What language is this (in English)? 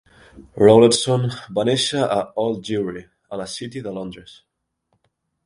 Catalan